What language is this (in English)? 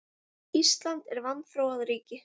Icelandic